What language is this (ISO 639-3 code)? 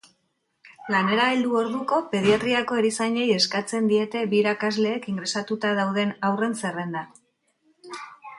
eus